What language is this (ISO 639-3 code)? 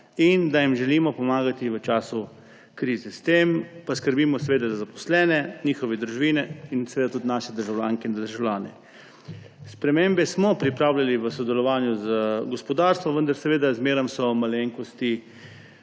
slv